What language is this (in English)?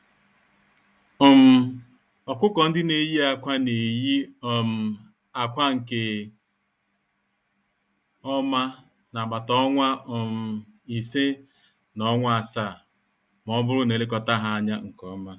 Igbo